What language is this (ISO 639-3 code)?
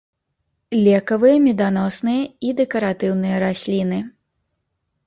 bel